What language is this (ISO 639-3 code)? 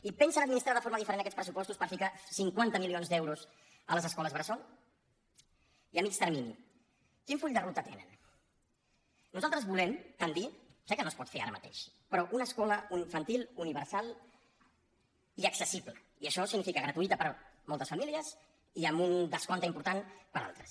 cat